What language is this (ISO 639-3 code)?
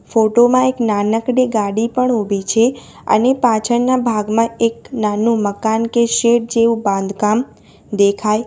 guj